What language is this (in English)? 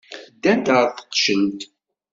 Kabyle